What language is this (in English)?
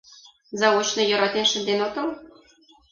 Mari